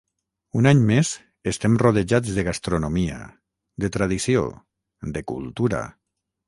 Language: Catalan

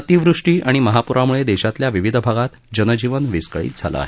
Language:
Marathi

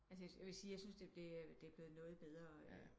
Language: Danish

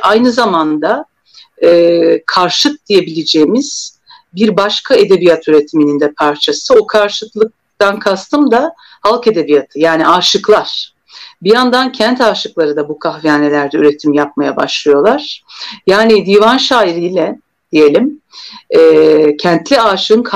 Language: Turkish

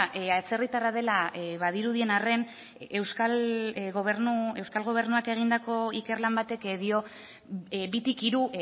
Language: Basque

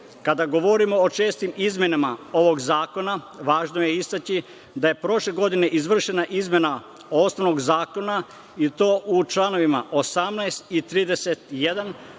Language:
Serbian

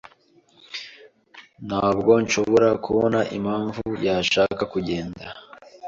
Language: Kinyarwanda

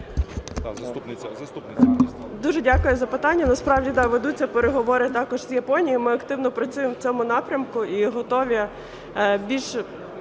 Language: Ukrainian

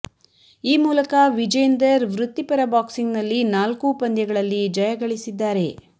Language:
Kannada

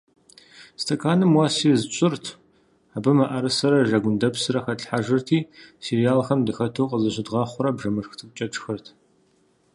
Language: Kabardian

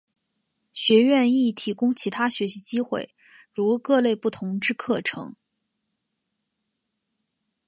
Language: Chinese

